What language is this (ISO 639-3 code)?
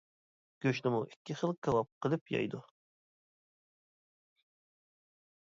uig